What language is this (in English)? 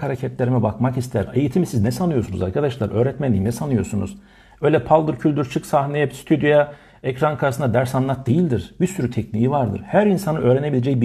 Turkish